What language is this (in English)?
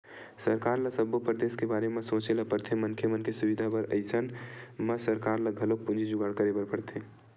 Chhattisgarhi